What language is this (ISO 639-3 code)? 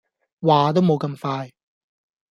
yue